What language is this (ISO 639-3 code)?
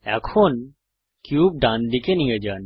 ben